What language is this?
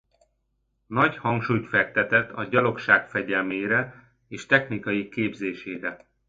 Hungarian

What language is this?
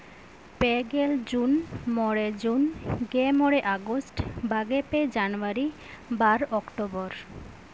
Santali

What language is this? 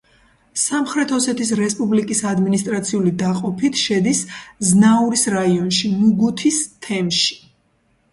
Georgian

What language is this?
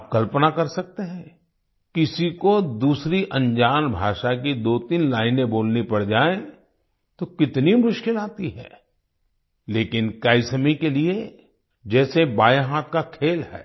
Hindi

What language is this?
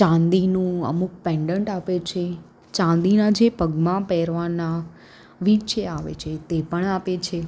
Gujarati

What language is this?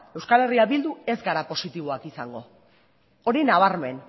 Basque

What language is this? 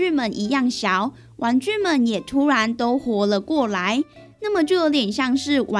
Chinese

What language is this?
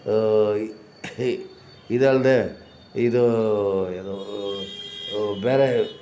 Kannada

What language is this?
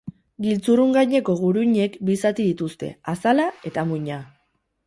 Basque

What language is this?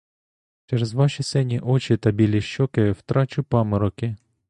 Ukrainian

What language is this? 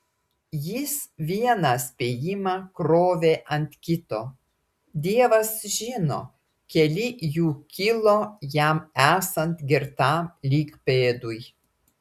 Lithuanian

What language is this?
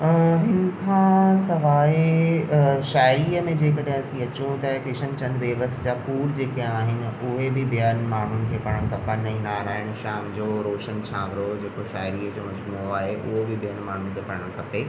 Sindhi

